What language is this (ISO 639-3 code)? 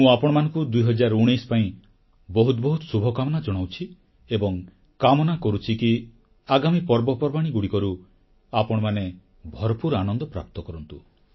ori